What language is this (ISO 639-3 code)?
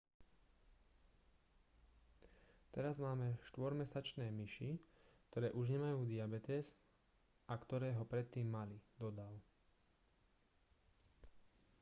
slk